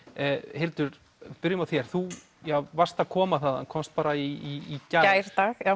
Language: Icelandic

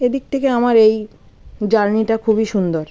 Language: Bangla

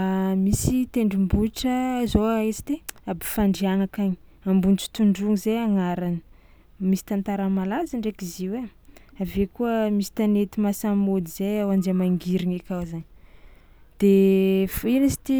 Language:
Tsimihety Malagasy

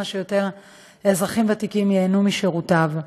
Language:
Hebrew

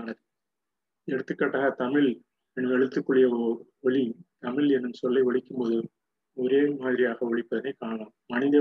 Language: Tamil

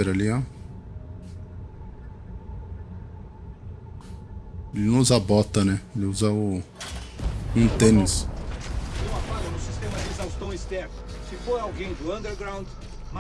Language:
Portuguese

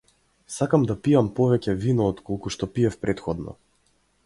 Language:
Macedonian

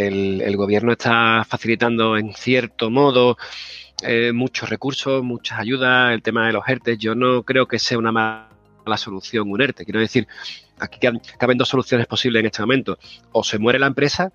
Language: Spanish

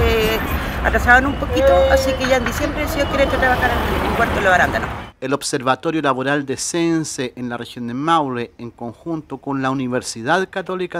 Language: Spanish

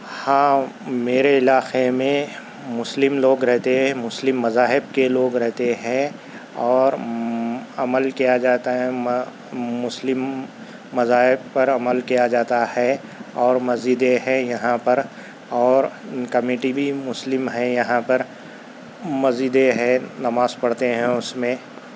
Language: Urdu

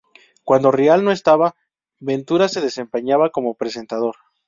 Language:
Spanish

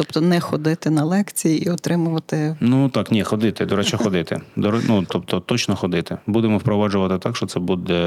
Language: Ukrainian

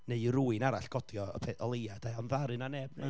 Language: Welsh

